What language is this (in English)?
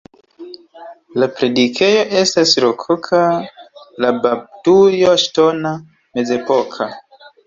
Esperanto